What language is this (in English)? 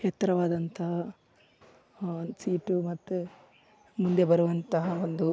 Kannada